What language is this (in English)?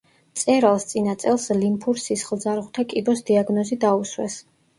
Georgian